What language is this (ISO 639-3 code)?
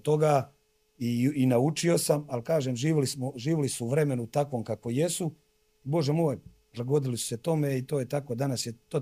hrv